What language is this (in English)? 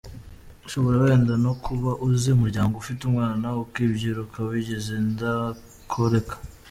Kinyarwanda